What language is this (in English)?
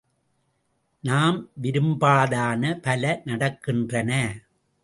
Tamil